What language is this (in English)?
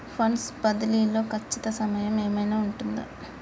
Telugu